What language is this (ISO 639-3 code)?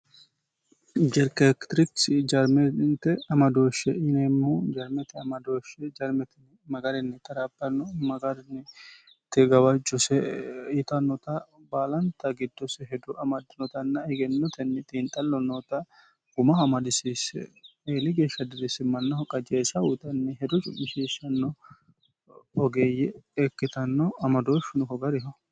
sid